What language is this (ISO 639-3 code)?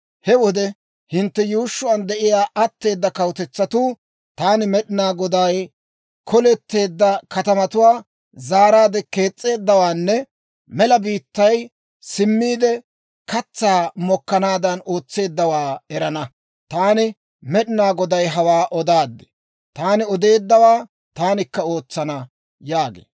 dwr